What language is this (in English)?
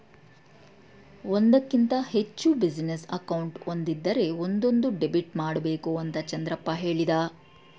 Kannada